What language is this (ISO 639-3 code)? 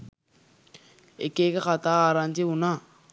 sin